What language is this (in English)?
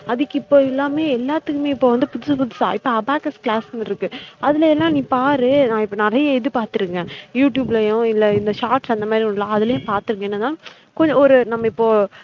Tamil